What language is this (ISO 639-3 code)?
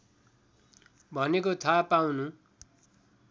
nep